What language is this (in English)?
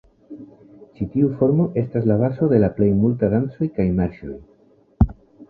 Esperanto